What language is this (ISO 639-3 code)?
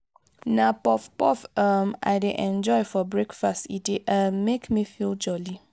pcm